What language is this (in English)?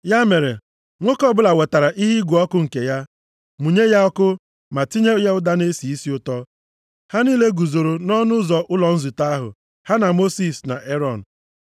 Igbo